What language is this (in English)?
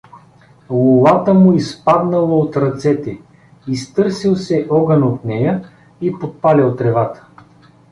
Bulgarian